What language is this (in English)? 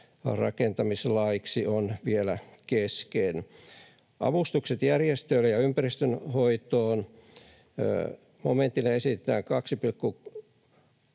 Finnish